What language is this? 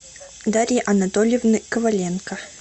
Russian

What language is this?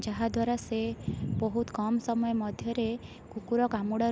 Odia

